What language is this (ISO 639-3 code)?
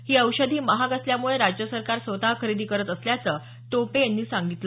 mar